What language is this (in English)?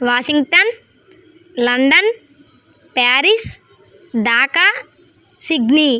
Telugu